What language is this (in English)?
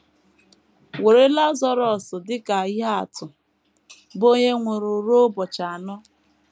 Igbo